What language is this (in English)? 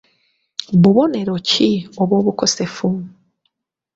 Ganda